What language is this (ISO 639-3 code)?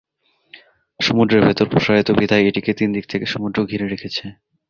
ben